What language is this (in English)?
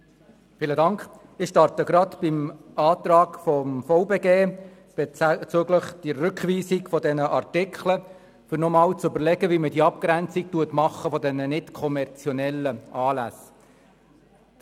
Swiss German